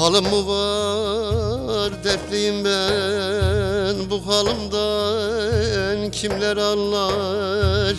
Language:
Turkish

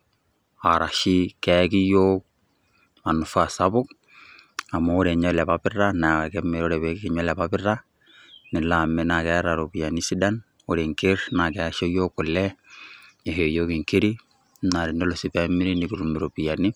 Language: Masai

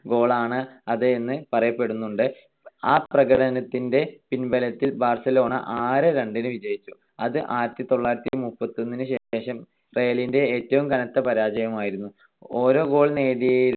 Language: Malayalam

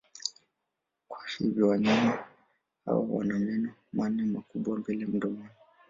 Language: Swahili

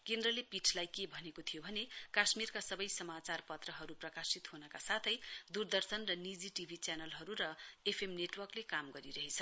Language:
Nepali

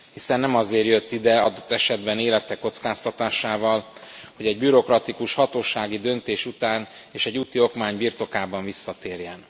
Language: Hungarian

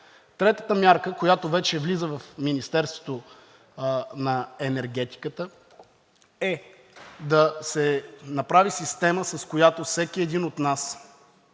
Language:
Bulgarian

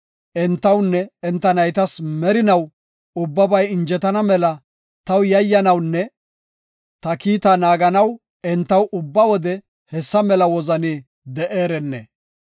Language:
Gofa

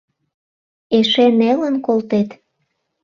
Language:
Mari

